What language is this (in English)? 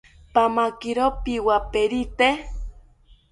South Ucayali Ashéninka